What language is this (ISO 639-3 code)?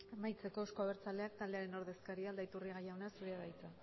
eus